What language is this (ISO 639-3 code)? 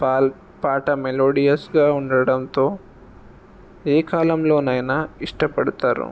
tel